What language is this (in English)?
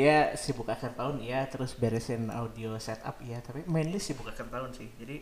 Indonesian